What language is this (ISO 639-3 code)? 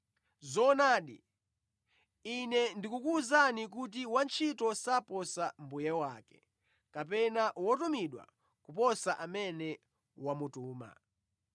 nya